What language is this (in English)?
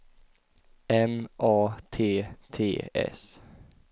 Swedish